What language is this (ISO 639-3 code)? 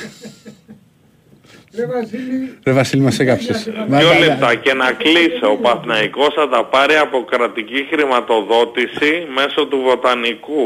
ell